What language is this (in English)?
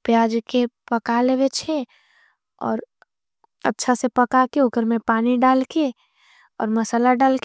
Angika